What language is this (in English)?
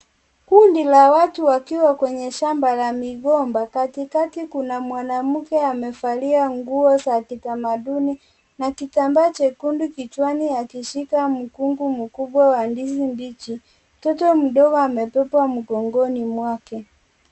Swahili